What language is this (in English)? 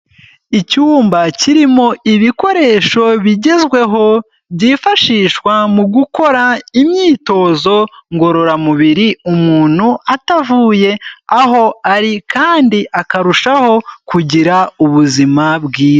Kinyarwanda